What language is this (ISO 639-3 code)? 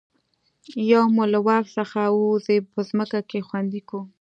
pus